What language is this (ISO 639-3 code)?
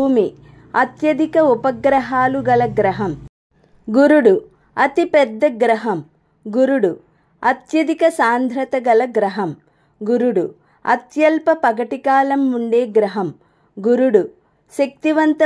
tel